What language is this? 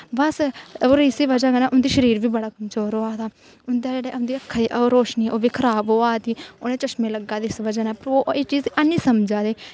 Dogri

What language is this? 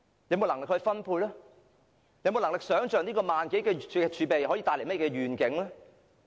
Cantonese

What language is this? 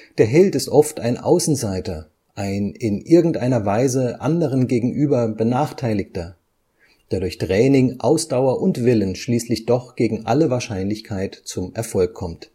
German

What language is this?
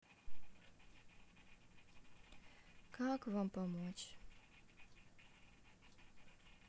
Russian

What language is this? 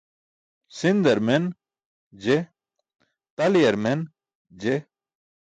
Burushaski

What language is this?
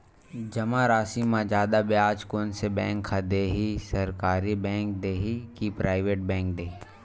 Chhattisgarhi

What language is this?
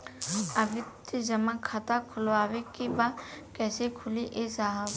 Bhojpuri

